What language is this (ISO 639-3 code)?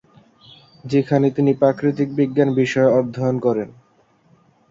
ben